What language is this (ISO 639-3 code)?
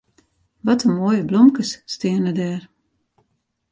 fry